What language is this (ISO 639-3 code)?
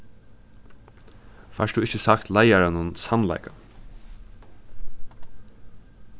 fao